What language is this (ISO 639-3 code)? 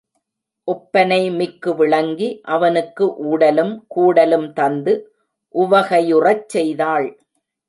tam